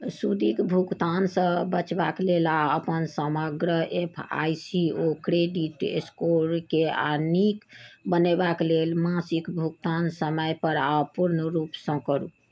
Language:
Maithili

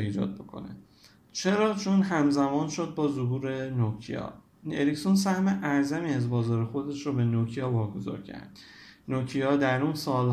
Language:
Persian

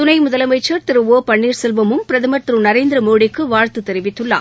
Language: Tamil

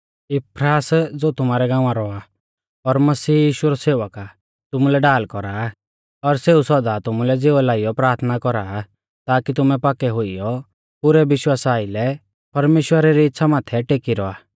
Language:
Mahasu Pahari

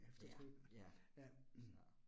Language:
Danish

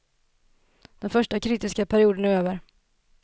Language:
Swedish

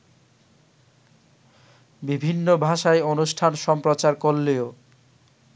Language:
Bangla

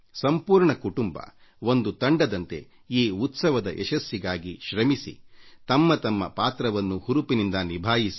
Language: Kannada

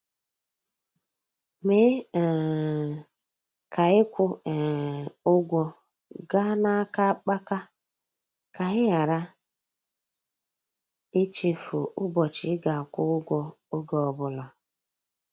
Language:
Igbo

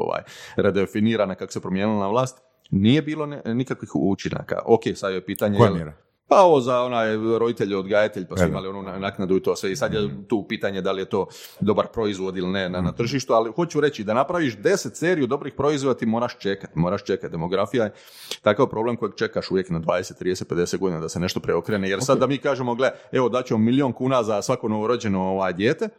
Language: Croatian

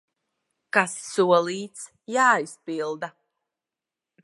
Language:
Latvian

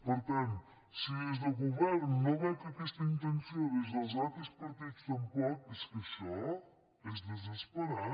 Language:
Catalan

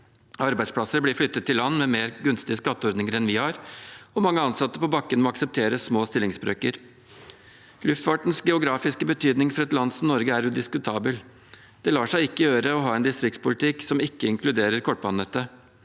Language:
Norwegian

